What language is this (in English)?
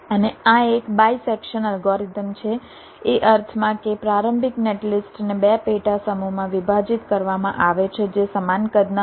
Gujarati